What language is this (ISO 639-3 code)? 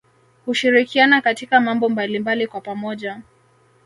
swa